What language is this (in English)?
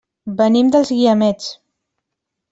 Catalan